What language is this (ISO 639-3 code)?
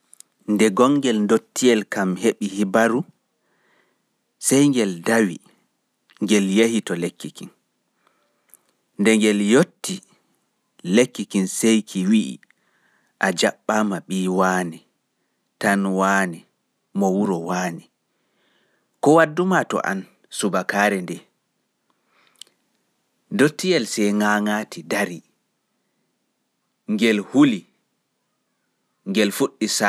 ful